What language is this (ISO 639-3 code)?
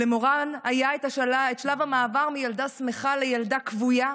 heb